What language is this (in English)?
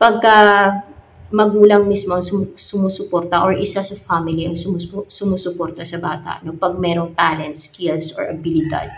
Filipino